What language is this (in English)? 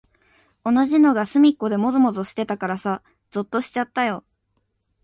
Japanese